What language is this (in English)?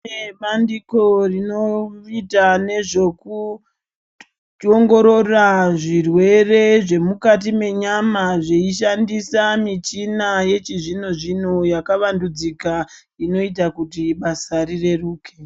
Ndau